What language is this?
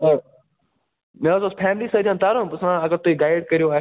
Kashmiri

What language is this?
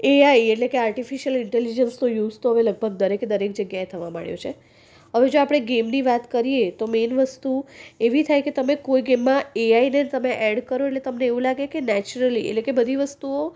Gujarati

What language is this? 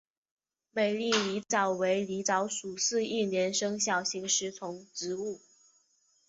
Chinese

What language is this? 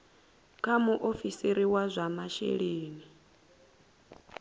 Venda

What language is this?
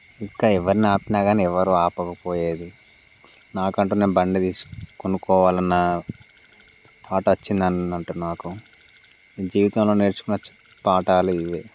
Telugu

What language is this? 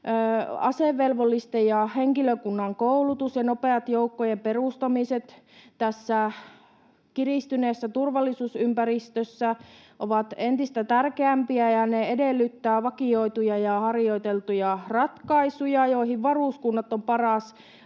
Finnish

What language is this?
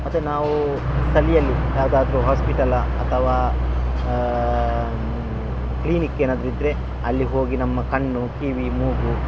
Kannada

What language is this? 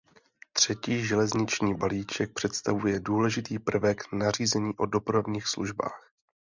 Czech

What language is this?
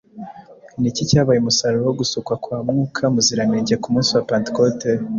Kinyarwanda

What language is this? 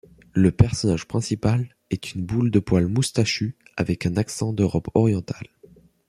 French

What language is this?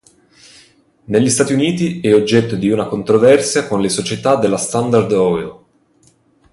Italian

